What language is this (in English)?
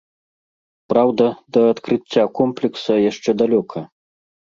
Belarusian